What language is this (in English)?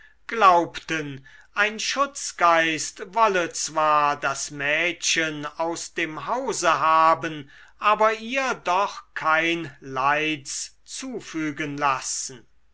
German